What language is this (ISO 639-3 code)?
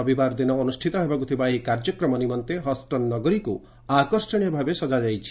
ori